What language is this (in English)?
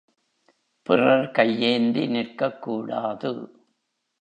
Tamil